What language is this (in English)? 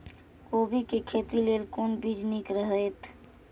Maithili